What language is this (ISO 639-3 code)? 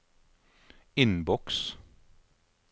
nor